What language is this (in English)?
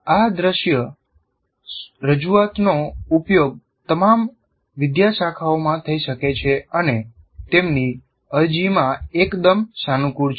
Gujarati